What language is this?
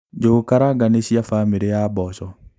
Kikuyu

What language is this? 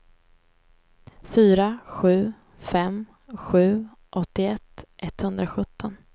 Swedish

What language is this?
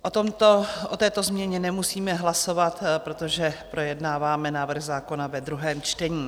Czech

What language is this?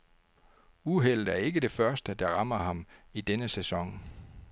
Danish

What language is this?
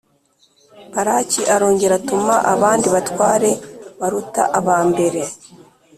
Kinyarwanda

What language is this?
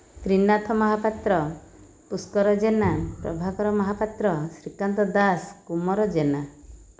Odia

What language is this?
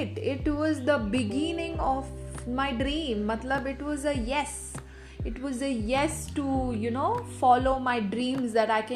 Hindi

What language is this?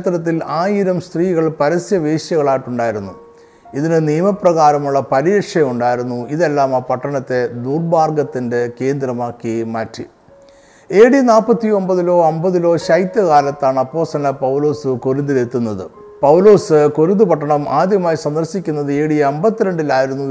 Malayalam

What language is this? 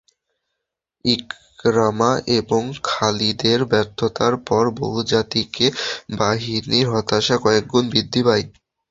Bangla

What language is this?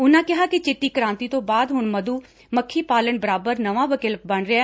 Punjabi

